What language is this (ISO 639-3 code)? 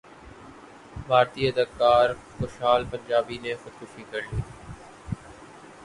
urd